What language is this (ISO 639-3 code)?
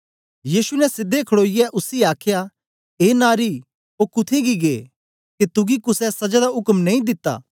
doi